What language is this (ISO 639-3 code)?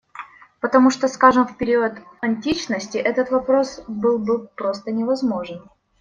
rus